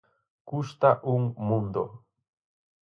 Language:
Galician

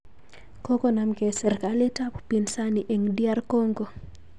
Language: Kalenjin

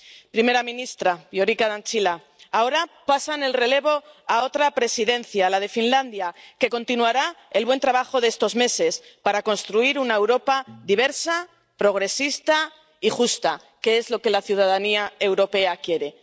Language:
Spanish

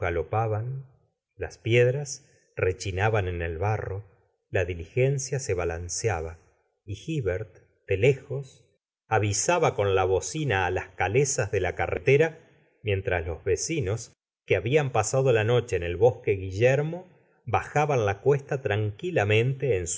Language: Spanish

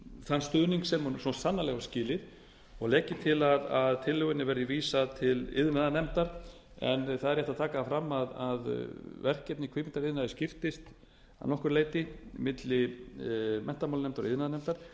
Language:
Icelandic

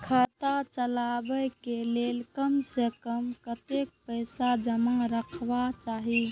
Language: Maithili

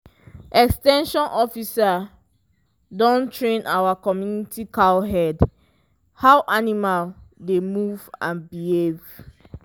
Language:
Nigerian Pidgin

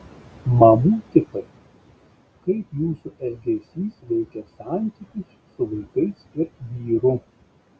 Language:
Lithuanian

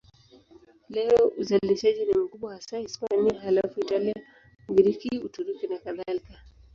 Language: Swahili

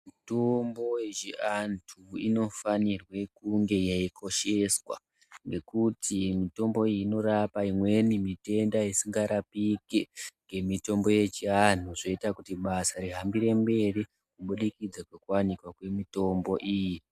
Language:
Ndau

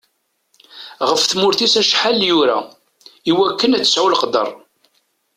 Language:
Kabyle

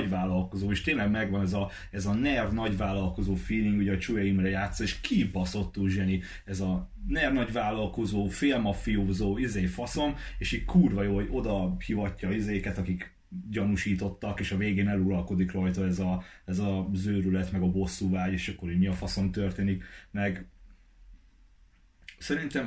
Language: Hungarian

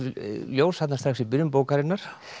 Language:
Icelandic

